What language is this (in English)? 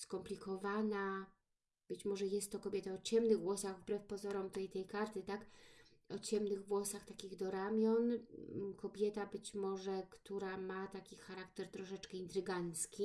Polish